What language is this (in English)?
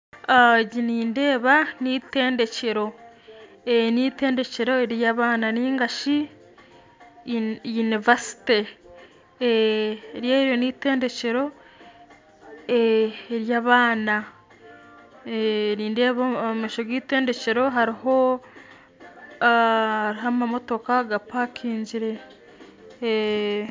Nyankole